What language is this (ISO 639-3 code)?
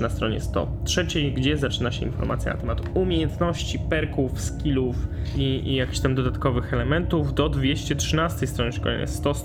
pol